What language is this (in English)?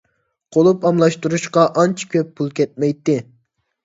Uyghur